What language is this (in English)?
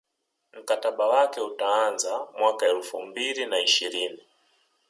Swahili